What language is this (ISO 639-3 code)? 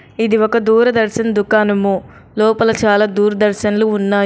tel